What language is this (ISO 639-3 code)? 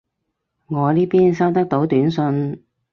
yue